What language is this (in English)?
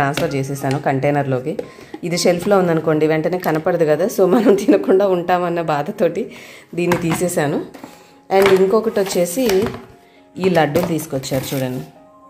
Hindi